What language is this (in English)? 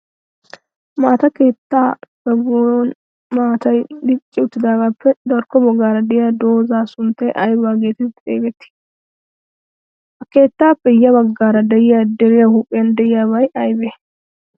Wolaytta